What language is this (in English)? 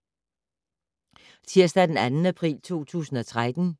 Danish